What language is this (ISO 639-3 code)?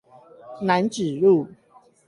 zho